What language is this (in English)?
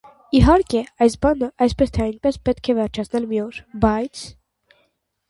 Armenian